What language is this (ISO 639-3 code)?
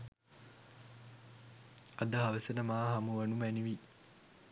sin